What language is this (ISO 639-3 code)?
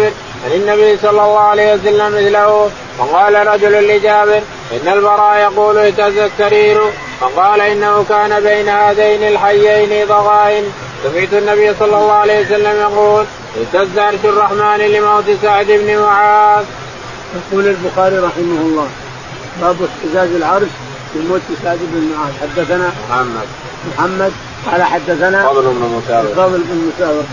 ara